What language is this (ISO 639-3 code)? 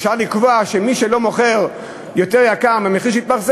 heb